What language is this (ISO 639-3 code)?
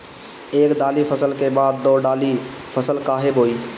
bho